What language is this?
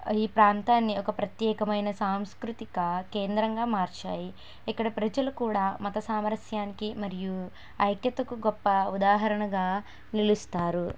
Telugu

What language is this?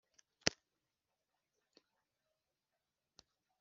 Kinyarwanda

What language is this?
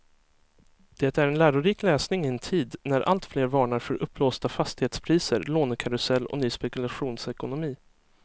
Swedish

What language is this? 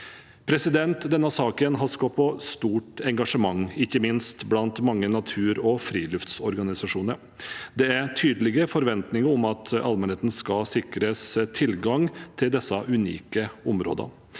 Norwegian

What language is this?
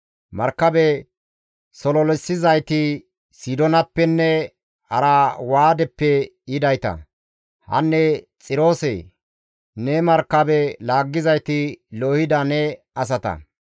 Gamo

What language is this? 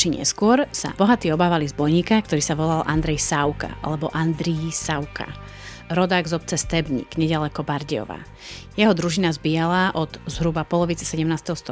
Slovak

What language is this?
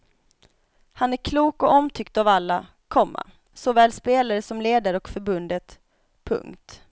Swedish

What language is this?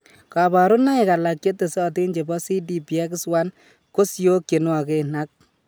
Kalenjin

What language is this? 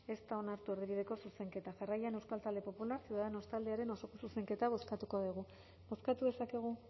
Basque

